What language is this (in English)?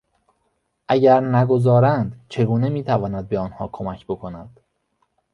Persian